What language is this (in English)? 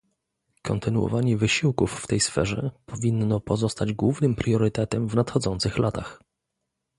Polish